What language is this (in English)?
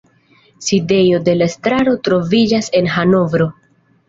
Esperanto